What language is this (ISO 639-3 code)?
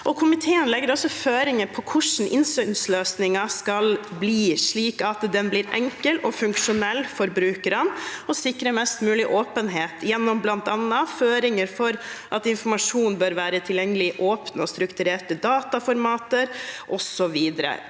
nor